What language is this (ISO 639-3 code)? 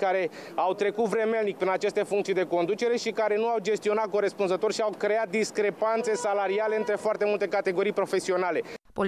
ron